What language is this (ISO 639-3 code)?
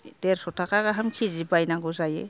brx